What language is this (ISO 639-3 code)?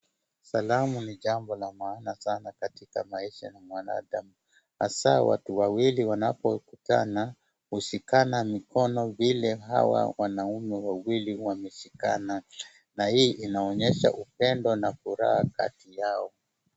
swa